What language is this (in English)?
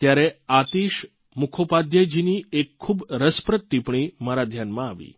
Gujarati